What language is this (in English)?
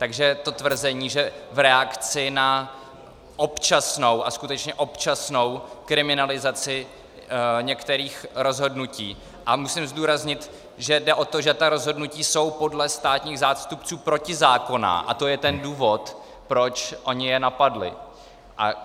Czech